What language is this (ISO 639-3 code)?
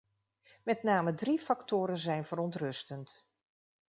nld